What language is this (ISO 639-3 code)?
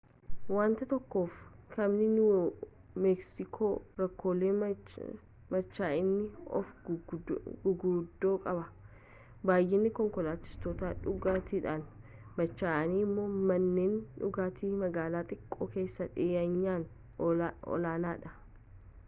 orm